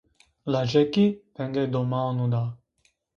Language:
Zaza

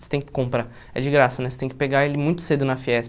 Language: Portuguese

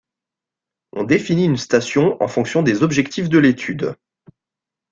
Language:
French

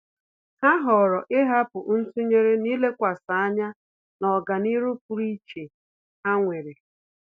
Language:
Igbo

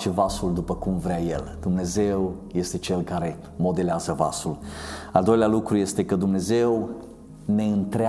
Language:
Romanian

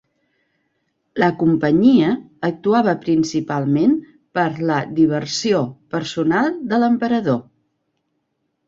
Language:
Catalan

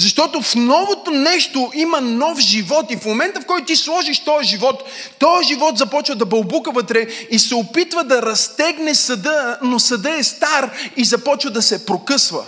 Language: Bulgarian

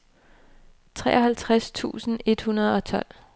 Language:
Danish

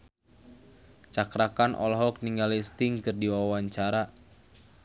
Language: Sundanese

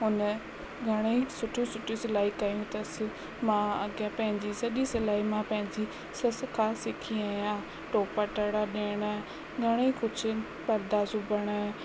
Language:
Sindhi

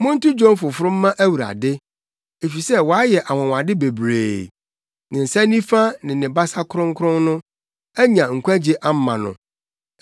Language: Akan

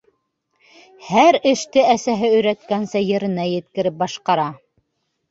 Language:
Bashkir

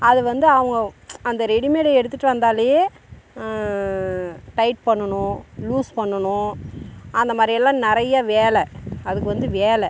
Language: Tamil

